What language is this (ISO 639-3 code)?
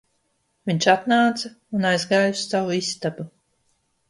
lav